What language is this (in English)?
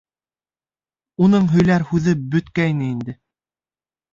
Bashkir